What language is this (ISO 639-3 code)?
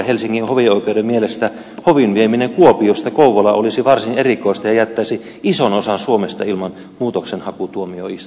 fin